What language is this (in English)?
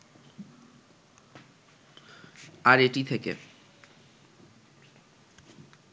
Bangla